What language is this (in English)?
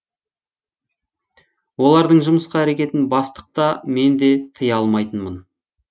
Kazakh